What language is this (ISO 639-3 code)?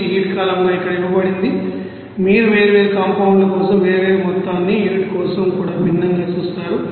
tel